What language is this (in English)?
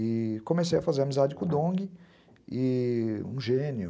Portuguese